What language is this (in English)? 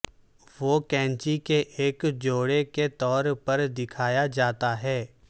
Urdu